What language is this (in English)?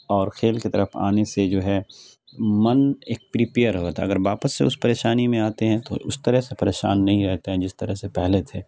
Urdu